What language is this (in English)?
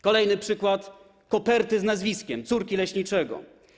Polish